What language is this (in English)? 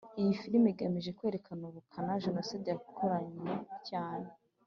Kinyarwanda